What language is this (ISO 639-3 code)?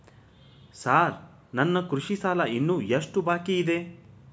kan